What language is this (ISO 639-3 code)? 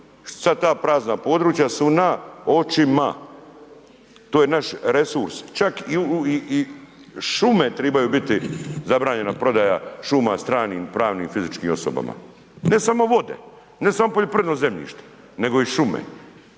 hrv